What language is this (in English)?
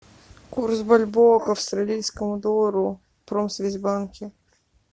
Russian